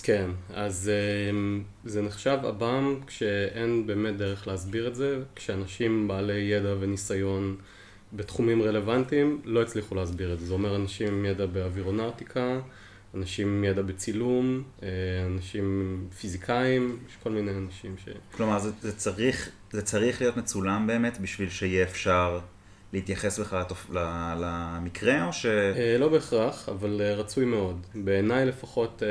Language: Hebrew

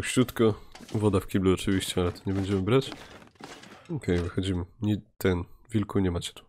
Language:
Polish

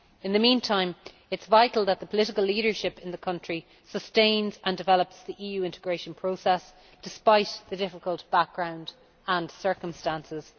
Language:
English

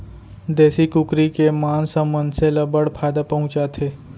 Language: Chhattisgarhi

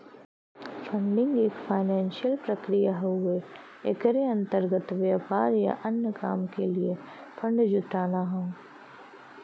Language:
Bhojpuri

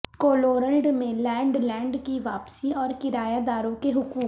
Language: Urdu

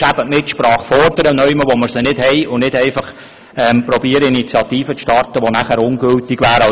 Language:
Swiss German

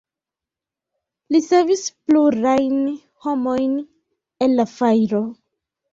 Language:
Esperanto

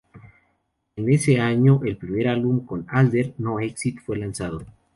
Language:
Spanish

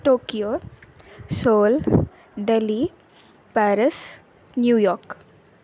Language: Sanskrit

